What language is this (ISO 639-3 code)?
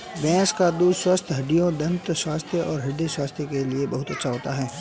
hin